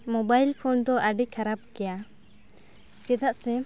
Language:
Santali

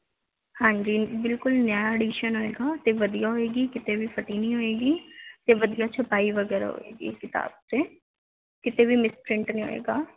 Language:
Punjabi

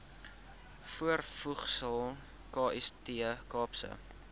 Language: Afrikaans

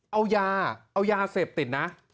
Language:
Thai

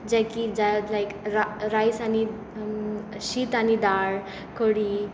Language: Konkani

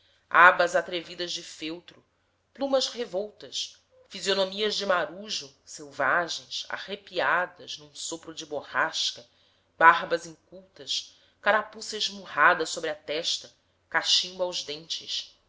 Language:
Portuguese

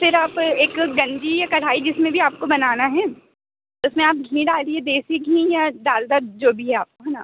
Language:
Hindi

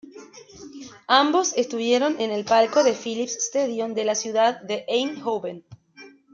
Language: Spanish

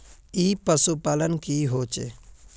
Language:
Magahi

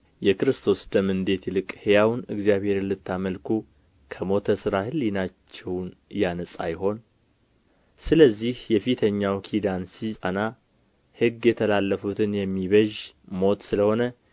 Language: Amharic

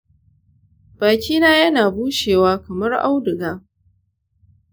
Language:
Hausa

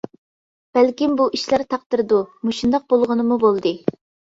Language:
Uyghur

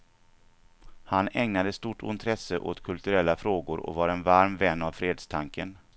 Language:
Swedish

